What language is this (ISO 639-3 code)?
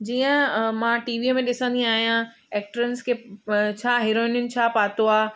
snd